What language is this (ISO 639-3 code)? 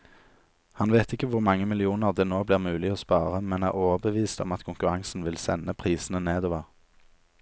nor